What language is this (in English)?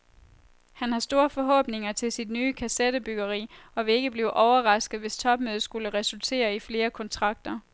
Danish